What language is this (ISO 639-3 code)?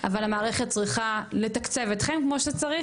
heb